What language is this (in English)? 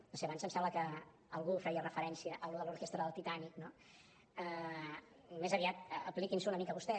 Catalan